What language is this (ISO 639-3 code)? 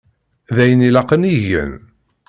kab